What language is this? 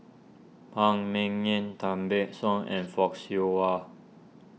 English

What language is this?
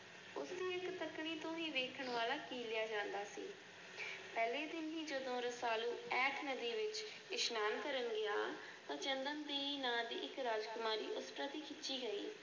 Punjabi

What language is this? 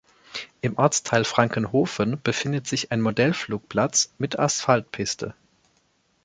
German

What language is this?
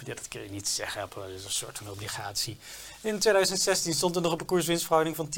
Dutch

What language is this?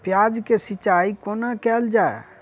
Maithili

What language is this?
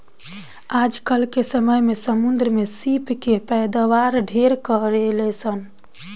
Bhojpuri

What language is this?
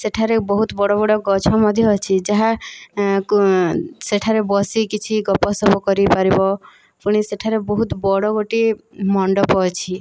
Odia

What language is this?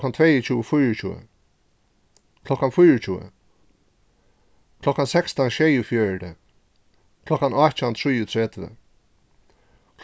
Faroese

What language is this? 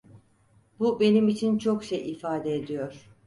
Turkish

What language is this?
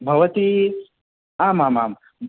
Sanskrit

